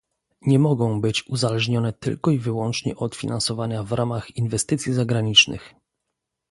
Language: Polish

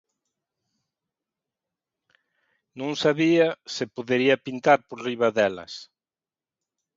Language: Galician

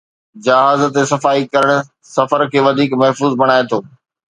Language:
Sindhi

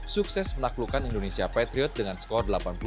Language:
Indonesian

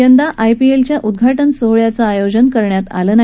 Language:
Marathi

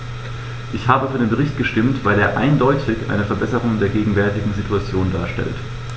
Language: German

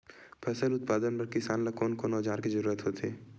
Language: Chhattisgarhi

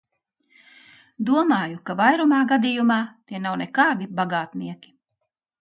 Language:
Latvian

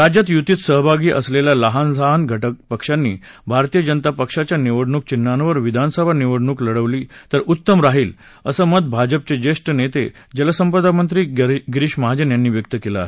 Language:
Marathi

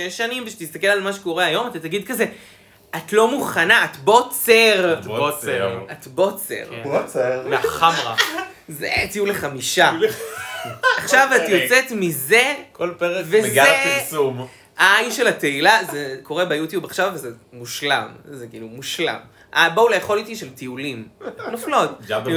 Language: Hebrew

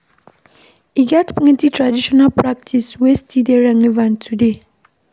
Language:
Nigerian Pidgin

